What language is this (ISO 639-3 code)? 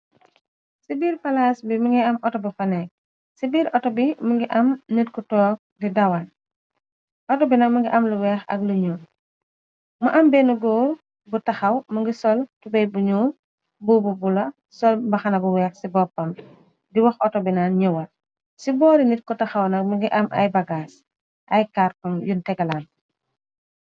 wol